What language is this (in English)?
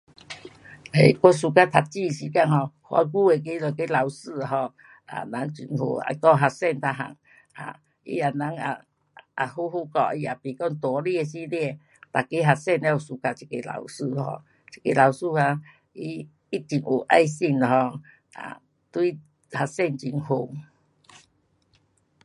Pu-Xian Chinese